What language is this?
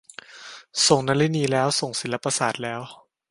Thai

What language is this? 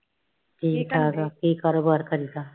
Punjabi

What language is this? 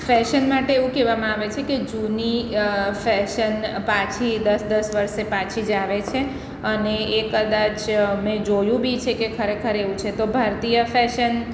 Gujarati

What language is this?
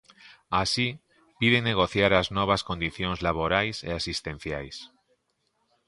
Galician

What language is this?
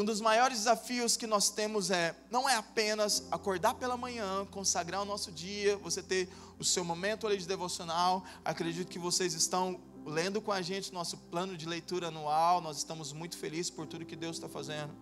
Portuguese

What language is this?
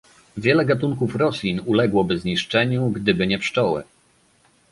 Polish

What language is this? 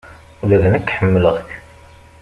Kabyle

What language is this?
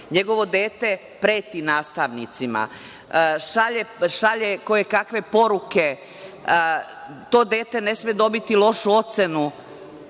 Serbian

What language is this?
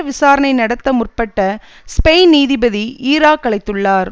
Tamil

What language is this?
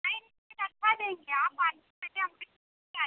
Hindi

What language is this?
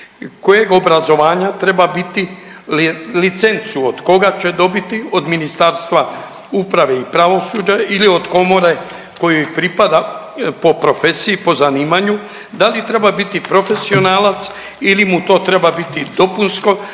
Croatian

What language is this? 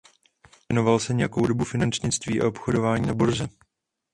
Czech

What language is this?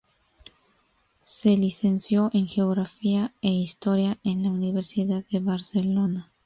Spanish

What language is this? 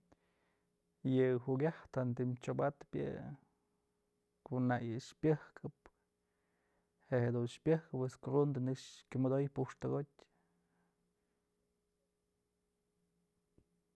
Mazatlán Mixe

